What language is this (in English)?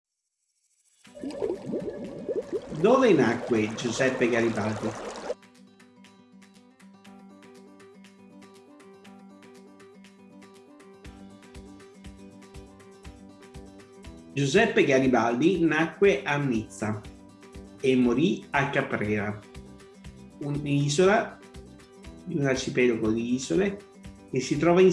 Italian